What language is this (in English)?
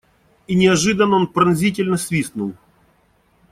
Russian